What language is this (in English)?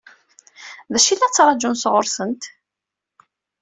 Kabyle